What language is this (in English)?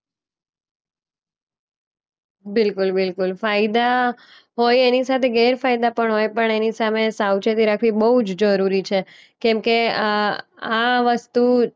Gujarati